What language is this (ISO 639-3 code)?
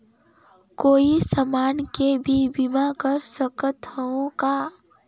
hne